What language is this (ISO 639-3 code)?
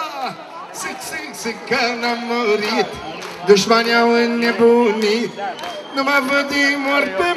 ron